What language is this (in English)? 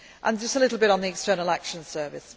English